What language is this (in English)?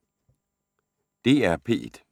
Danish